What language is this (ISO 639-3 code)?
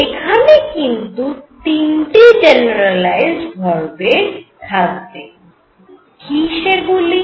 ben